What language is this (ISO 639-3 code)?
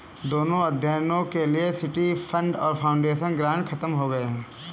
hin